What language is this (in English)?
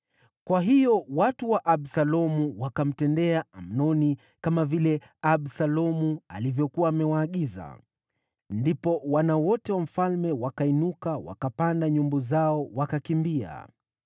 Swahili